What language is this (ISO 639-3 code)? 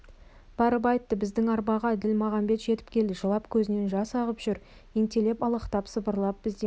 kaz